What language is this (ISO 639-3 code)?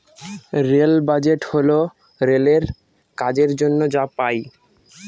ben